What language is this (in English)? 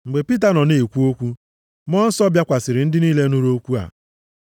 Igbo